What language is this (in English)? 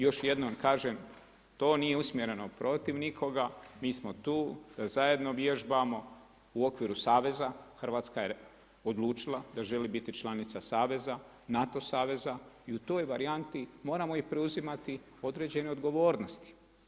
Croatian